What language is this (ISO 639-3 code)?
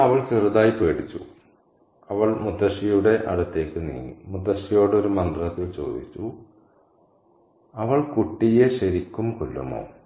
mal